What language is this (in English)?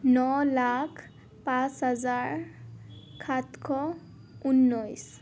Assamese